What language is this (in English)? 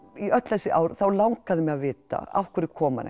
Icelandic